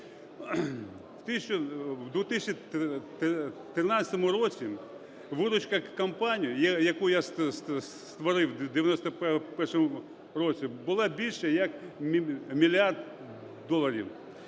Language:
Ukrainian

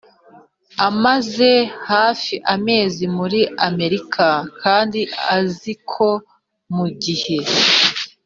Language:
Kinyarwanda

